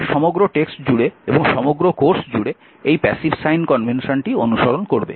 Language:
Bangla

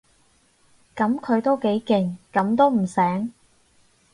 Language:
Cantonese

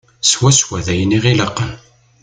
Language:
Kabyle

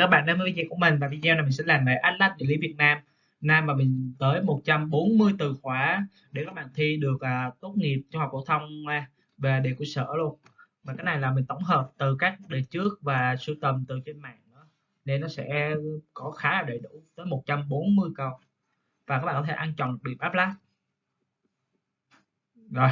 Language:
Vietnamese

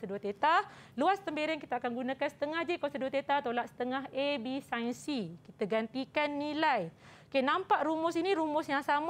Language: Malay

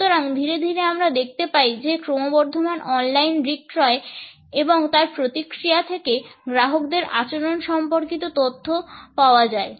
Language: Bangla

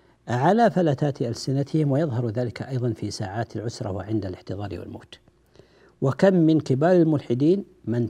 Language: Arabic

